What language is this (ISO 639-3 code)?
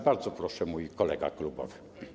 pol